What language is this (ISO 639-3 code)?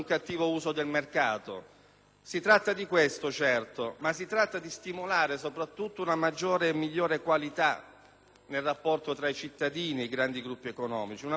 ita